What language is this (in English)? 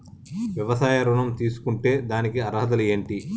Telugu